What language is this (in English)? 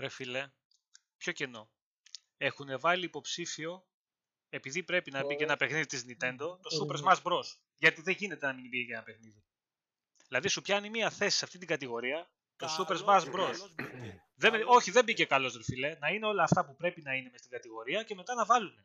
Greek